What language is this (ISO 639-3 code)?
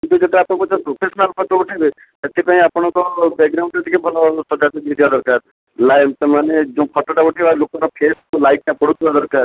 ori